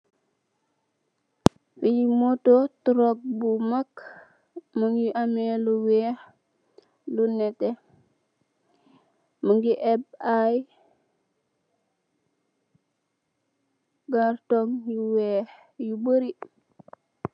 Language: Wolof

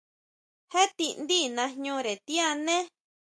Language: Huautla Mazatec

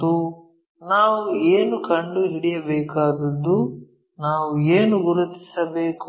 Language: Kannada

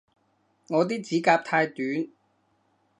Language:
Cantonese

